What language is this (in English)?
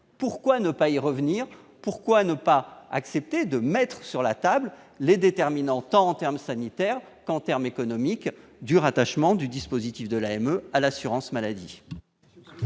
French